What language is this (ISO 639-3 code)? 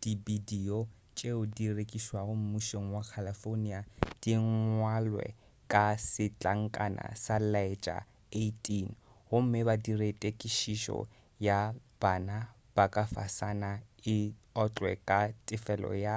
nso